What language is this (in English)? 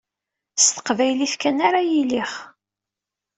Kabyle